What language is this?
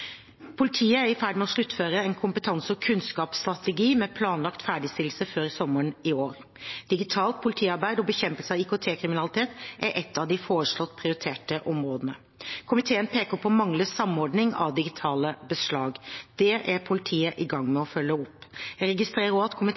Norwegian Bokmål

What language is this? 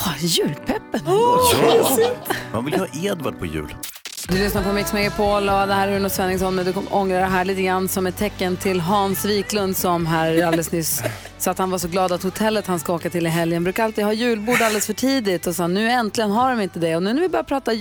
Swedish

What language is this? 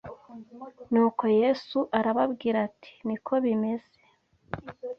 Kinyarwanda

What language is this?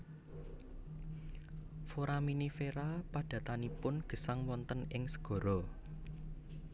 Javanese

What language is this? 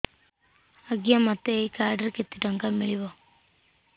Odia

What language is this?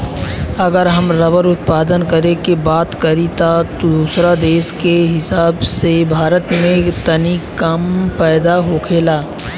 Bhojpuri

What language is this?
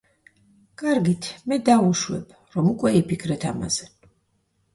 Georgian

